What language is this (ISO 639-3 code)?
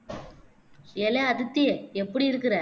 tam